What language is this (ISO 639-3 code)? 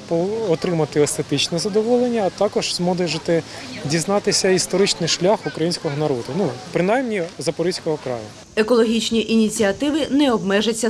ukr